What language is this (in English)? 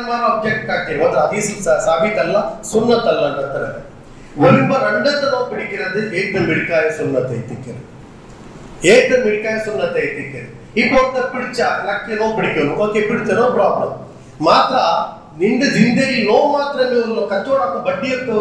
Urdu